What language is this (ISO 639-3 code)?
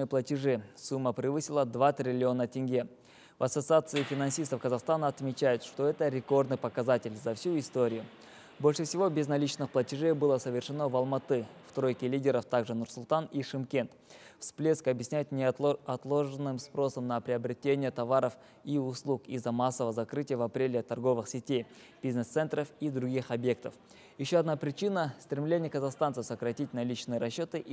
rus